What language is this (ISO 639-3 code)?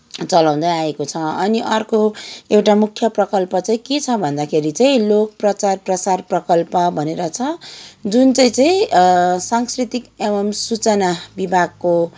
nep